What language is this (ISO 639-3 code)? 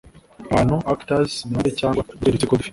kin